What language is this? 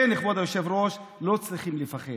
Hebrew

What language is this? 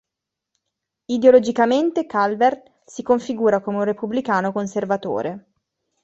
Italian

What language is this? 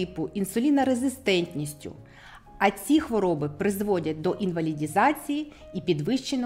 Ukrainian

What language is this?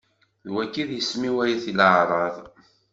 Kabyle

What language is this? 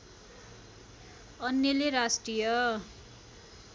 Nepali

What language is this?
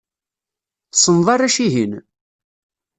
Kabyle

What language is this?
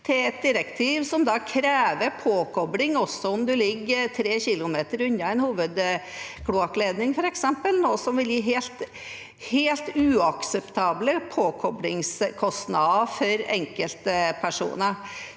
Norwegian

